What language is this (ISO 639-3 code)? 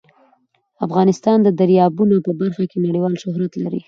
pus